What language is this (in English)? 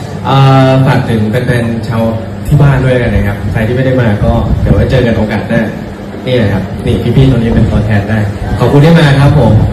Thai